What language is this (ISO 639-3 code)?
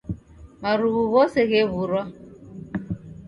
dav